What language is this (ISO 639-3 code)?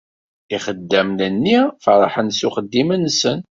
kab